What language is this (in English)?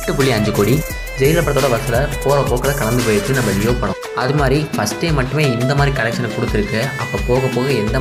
Indonesian